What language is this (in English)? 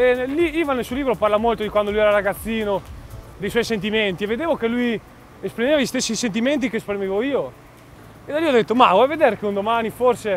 Italian